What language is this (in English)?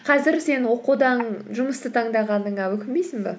Kazakh